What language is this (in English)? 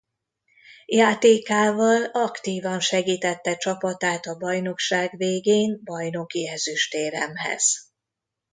Hungarian